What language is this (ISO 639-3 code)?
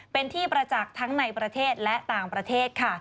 tha